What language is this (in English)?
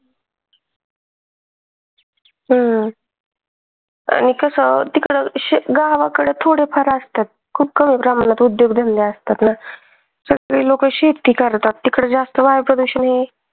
Marathi